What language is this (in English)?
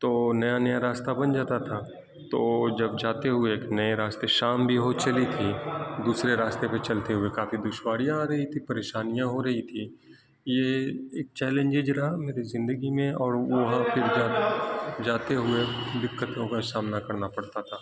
Urdu